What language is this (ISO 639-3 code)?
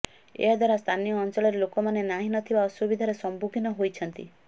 ori